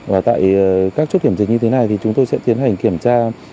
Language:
Vietnamese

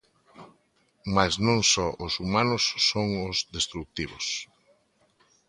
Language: Galician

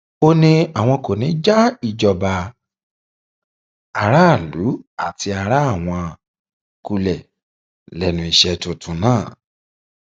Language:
Yoruba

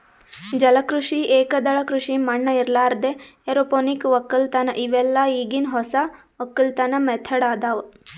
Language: Kannada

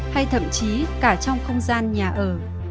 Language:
Vietnamese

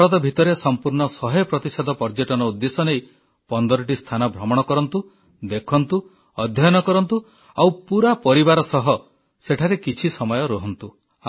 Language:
Odia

